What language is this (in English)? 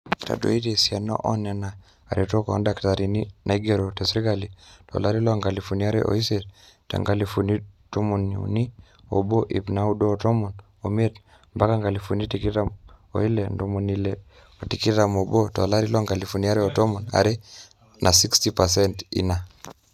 Masai